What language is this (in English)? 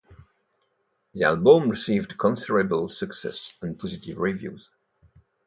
English